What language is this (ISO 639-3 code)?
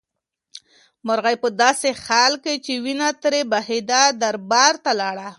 pus